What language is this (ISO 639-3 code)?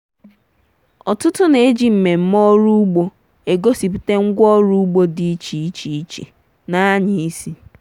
ibo